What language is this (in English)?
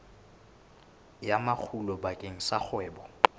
Southern Sotho